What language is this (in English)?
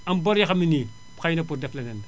Wolof